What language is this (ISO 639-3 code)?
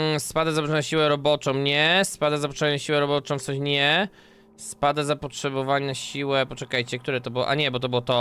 pol